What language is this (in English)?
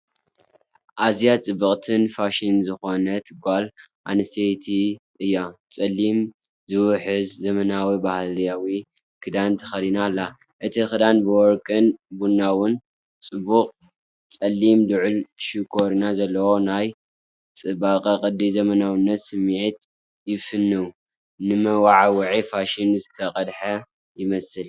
Tigrinya